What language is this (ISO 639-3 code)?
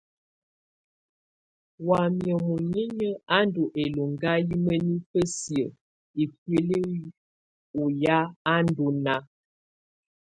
tvu